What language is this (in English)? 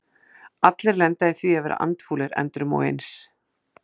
Icelandic